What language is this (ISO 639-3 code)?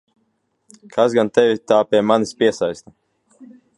lav